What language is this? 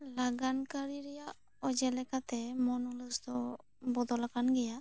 Santali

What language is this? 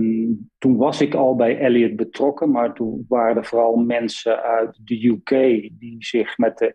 Dutch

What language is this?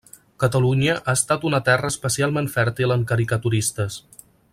Catalan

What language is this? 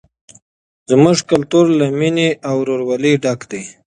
Pashto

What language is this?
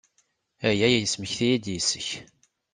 Kabyle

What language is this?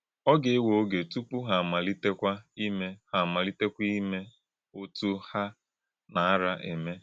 Igbo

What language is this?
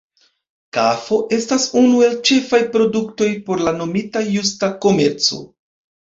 Esperanto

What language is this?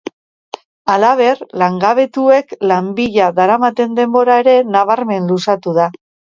Basque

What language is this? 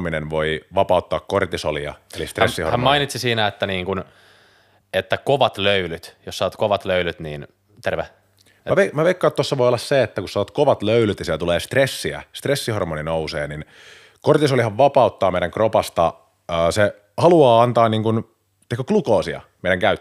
Finnish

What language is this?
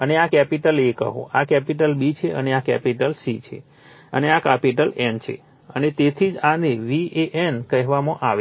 Gujarati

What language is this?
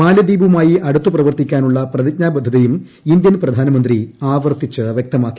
Malayalam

